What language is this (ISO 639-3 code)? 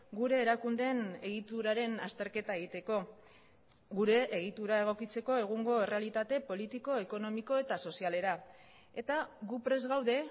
eus